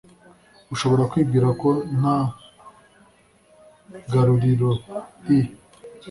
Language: Kinyarwanda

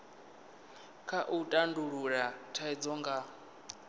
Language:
Venda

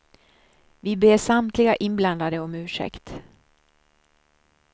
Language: Swedish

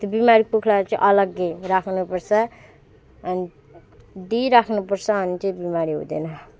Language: Nepali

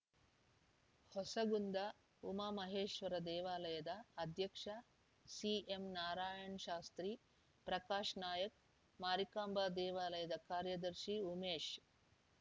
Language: Kannada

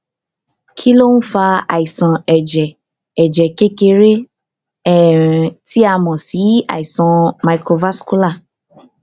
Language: Yoruba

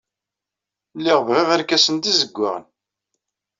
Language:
Kabyle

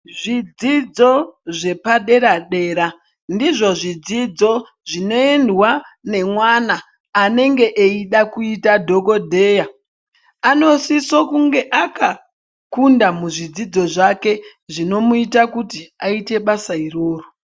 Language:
Ndau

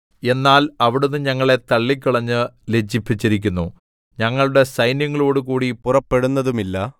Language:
Malayalam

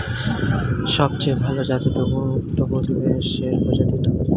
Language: Bangla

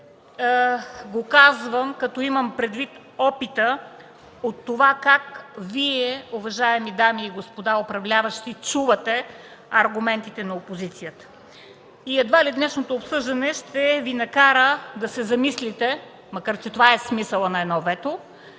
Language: Bulgarian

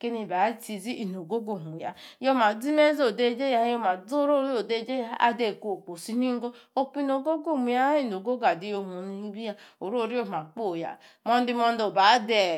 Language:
Yace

